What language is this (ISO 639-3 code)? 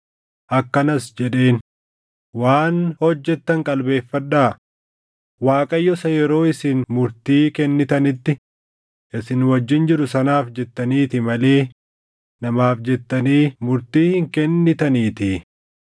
orm